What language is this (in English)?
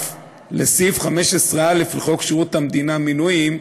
Hebrew